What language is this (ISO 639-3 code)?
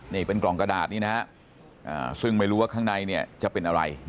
tha